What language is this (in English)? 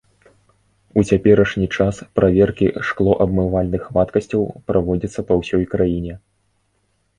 Belarusian